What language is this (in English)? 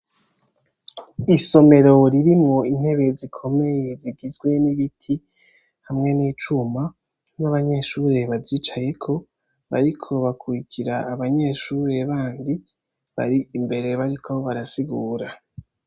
Rundi